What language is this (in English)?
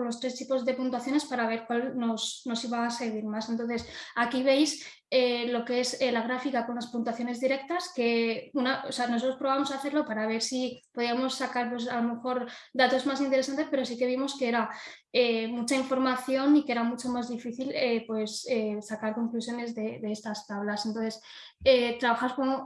Spanish